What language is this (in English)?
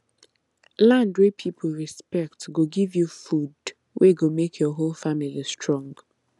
Nigerian Pidgin